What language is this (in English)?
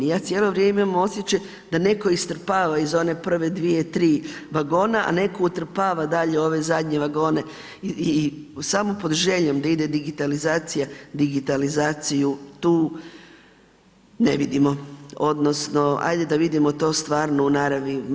Croatian